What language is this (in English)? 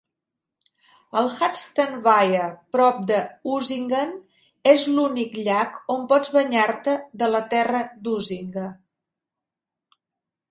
Catalan